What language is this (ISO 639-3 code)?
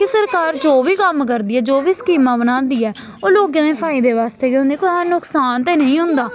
doi